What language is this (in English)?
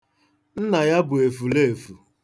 Igbo